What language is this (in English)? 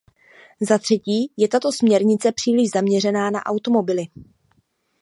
Czech